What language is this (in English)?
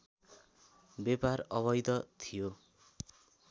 Nepali